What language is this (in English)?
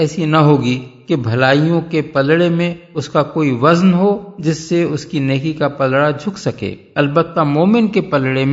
Urdu